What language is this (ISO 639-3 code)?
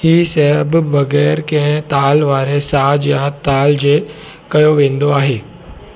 snd